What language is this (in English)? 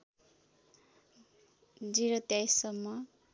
Nepali